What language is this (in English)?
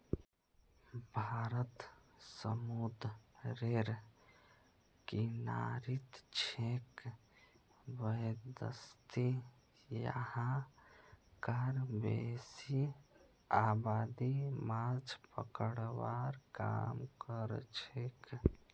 Magahi